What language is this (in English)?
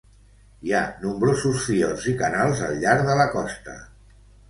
Catalan